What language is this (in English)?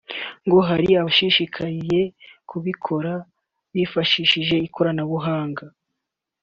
Kinyarwanda